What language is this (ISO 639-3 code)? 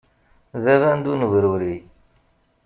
kab